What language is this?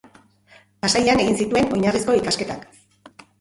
Basque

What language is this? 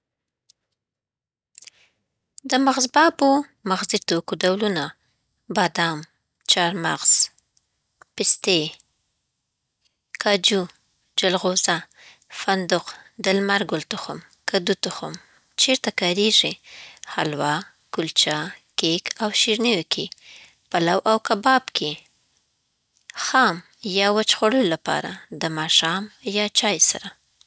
Southern Pashto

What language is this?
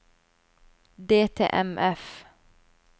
Norwegian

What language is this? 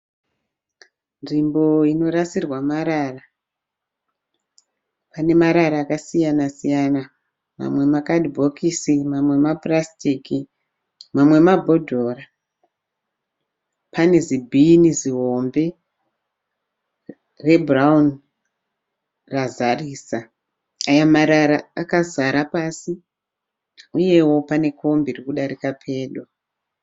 Shona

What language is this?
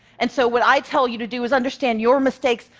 English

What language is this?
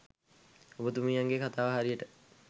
Sinhala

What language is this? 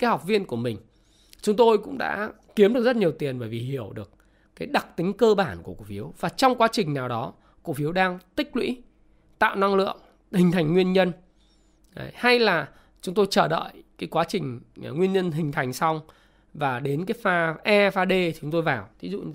Vietnamese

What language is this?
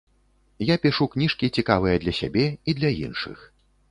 Belarusian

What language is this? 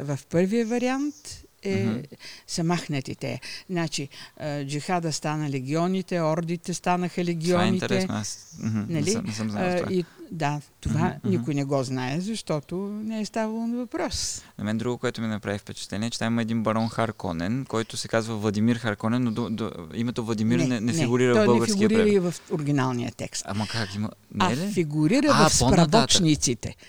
Bulgarian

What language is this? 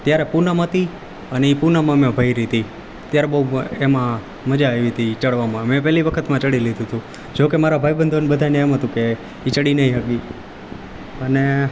Gujarati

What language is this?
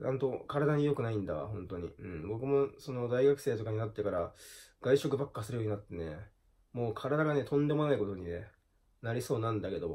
Japanese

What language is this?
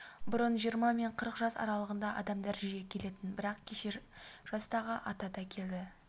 Kazakh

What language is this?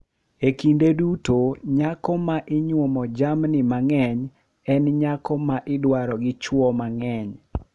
Luo (Kenya and Tanzania)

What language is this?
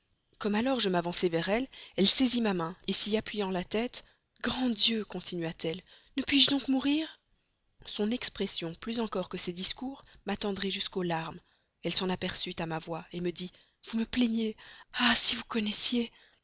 French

